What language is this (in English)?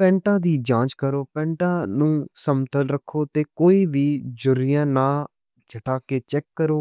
Western Panjabi